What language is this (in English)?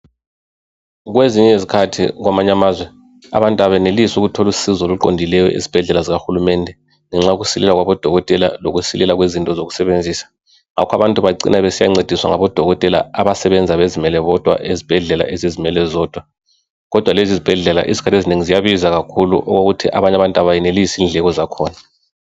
North Ndebele